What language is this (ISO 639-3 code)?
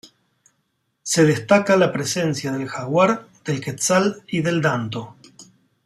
spa